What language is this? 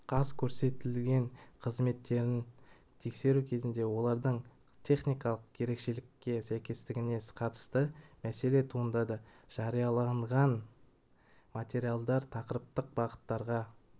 Kazakh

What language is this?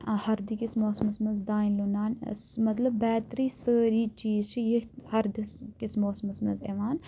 Kashmiri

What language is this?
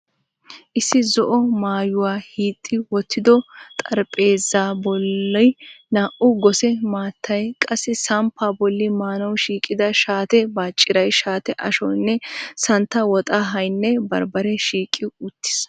Wolaytta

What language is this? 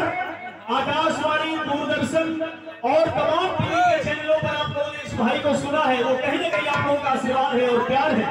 Arabic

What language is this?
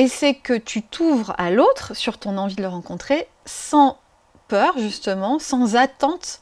French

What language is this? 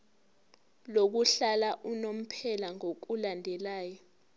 Zulu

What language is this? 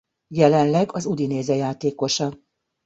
Hungarian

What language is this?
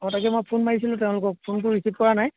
Assamese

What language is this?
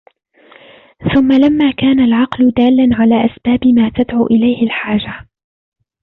Arabic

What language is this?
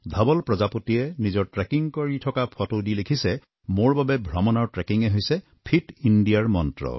Assamese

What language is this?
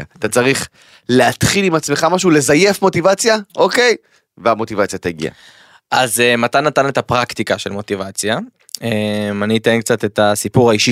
Hebrew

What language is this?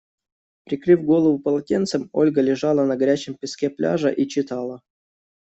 Russian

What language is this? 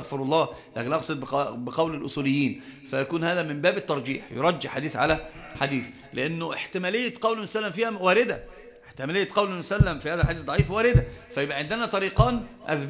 Arabic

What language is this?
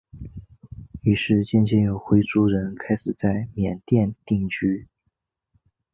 Chinese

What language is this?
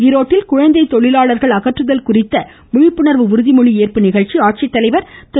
Tamil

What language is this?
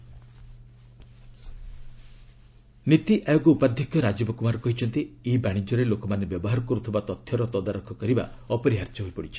Odia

